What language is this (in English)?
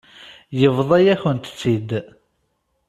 Kabyle